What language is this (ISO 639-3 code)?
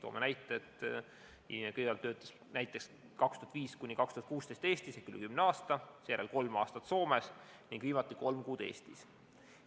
est